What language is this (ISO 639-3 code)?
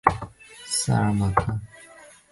zho